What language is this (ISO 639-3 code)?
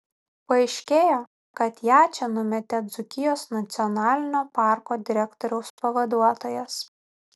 lit